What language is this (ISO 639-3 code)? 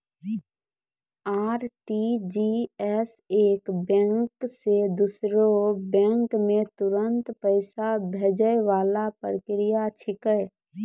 mai